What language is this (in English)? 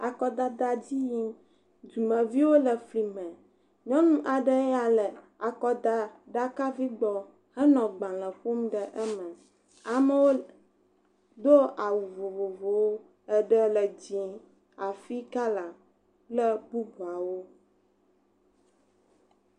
Ewe